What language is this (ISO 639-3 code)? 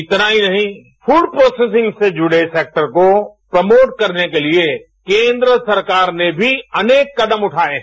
hin